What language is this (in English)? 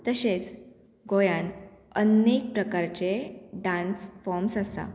Konkani